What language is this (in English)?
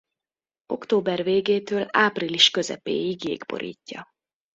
Hungarian